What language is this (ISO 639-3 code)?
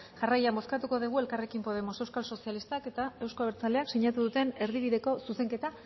eus